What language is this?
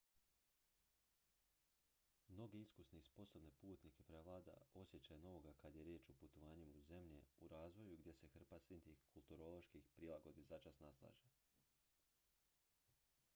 Croatian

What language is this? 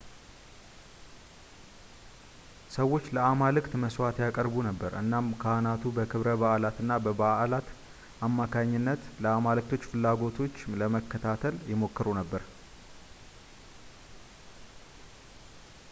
Amharic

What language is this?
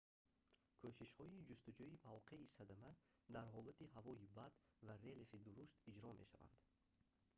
Tajik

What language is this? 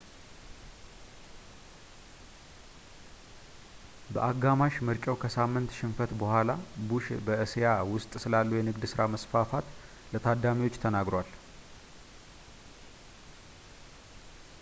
Amharic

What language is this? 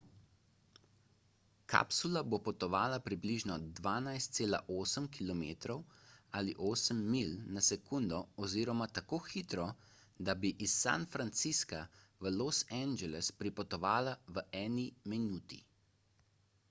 Slovenian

